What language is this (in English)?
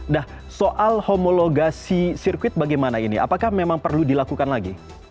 Indonesian